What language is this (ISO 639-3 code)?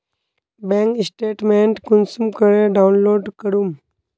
mag